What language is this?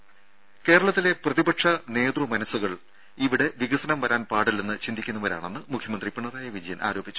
Malayalam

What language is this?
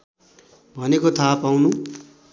Nepali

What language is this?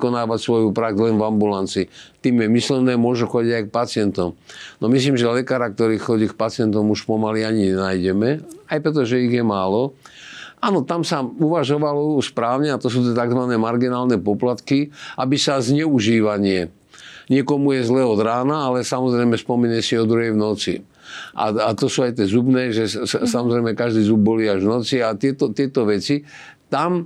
Slovak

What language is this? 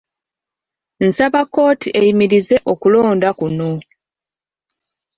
Ganda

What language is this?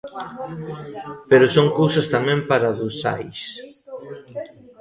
Galician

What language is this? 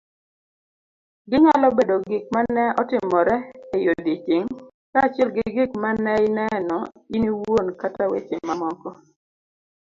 Luo (Kenya and Tanzania)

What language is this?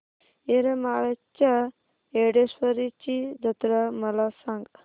Marathi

